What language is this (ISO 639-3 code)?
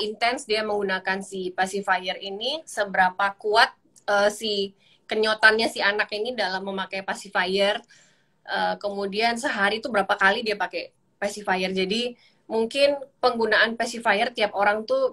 ind